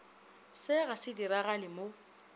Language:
Northern Sotho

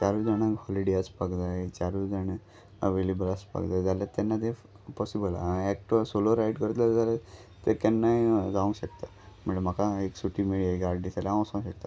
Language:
Konkani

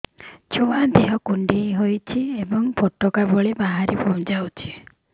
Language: Odia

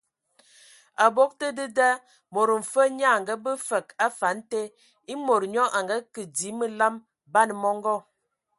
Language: Ewondo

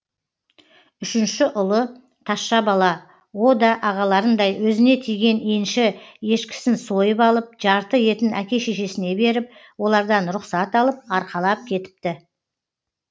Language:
Kazakh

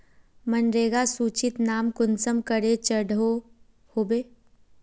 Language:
Magahi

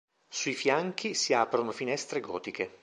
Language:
Italian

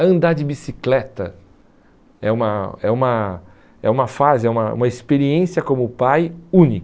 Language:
Portuguese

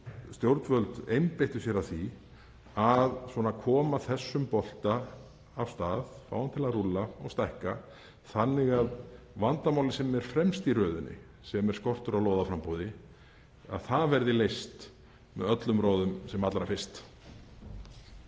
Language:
Icelandic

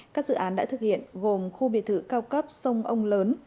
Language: Vietnamese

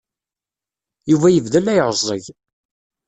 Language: Kabyle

